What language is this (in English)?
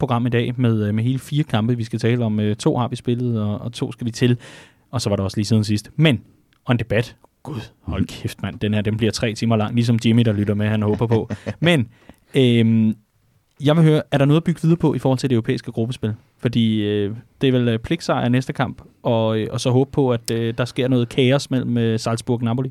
Danish